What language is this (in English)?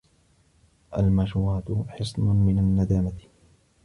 Arabic